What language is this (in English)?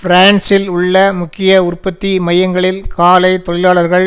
Tamil